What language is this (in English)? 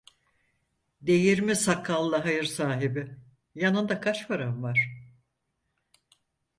Turkish